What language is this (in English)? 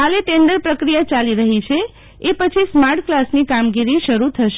Gujarati